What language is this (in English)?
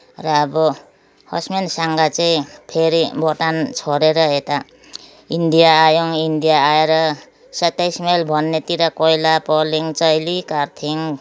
Nepali